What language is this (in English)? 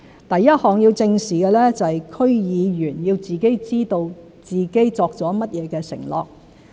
Cantonese